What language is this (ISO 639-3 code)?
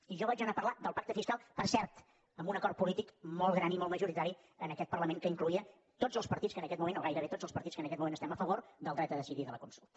cat